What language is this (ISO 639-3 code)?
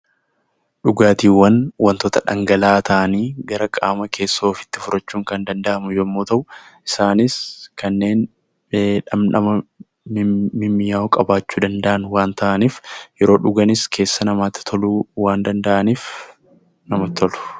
orm